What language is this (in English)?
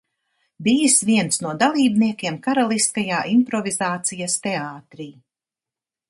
Latvian